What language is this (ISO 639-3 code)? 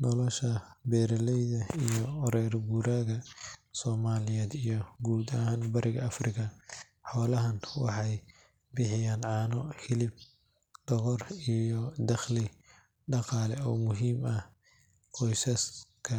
som